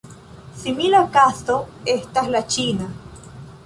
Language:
Esperanto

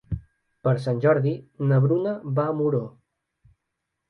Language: Catalan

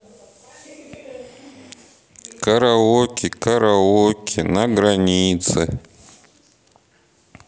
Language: Russian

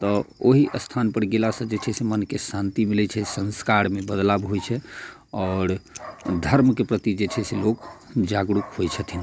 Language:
Maithili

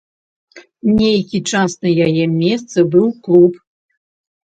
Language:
Belarusian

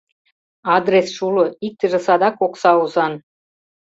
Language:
Mari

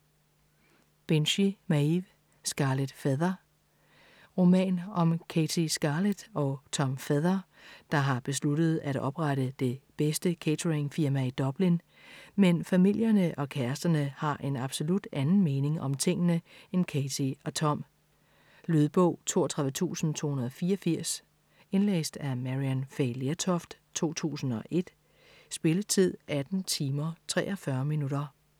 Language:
Danish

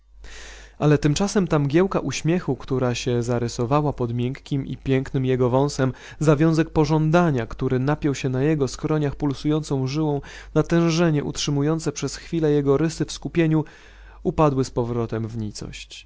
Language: Polish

